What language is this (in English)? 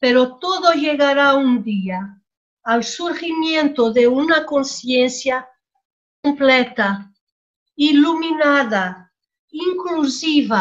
Spanish